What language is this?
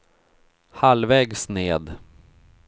Swedish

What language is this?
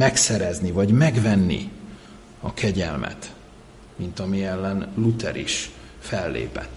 Hungarian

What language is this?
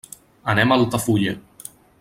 Catalan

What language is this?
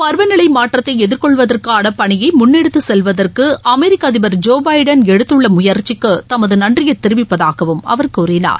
Tamil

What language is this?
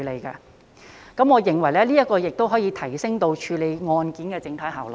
Cantonese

